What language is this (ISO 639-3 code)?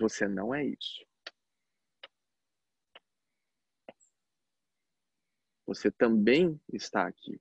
por